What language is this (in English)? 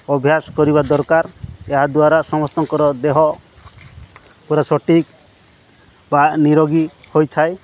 Odia